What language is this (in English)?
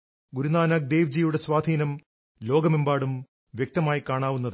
Malayalam